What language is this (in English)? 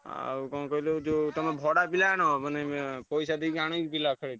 Odia